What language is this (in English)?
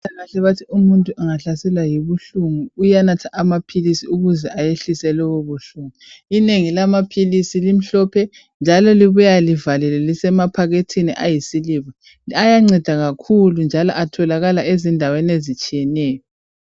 North Ndebele